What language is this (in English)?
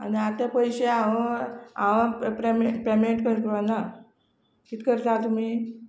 Konkani